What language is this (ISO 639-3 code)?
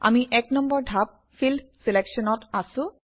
asm